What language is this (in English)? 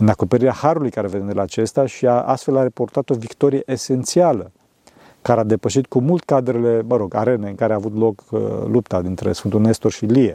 Romanian